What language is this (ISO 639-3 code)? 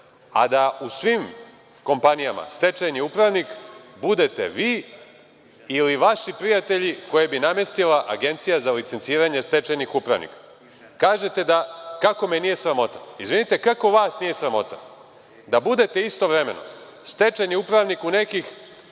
srp